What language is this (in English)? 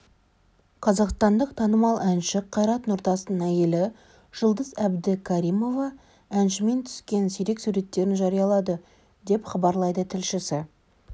Kazakh